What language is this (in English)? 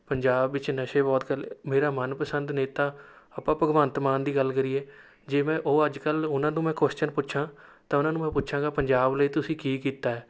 Punjabi